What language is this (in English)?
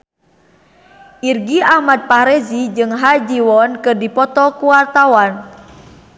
Sundanese